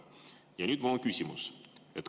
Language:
Estonian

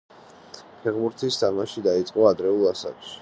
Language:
Georgian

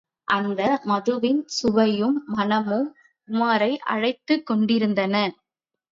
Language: Tamil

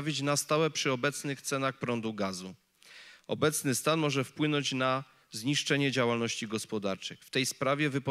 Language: Polish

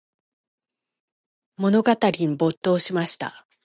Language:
Japanese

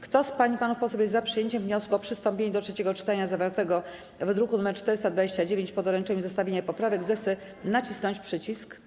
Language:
Polish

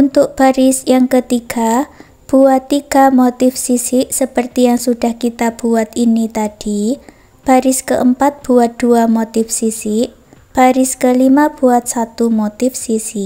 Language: Indonesian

